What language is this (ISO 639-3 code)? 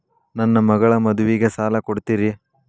kan